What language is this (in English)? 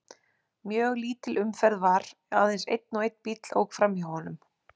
Icelandic